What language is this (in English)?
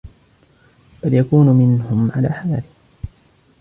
Arabic